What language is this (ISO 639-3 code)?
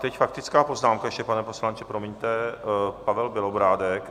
ces